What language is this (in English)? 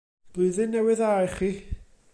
Welsh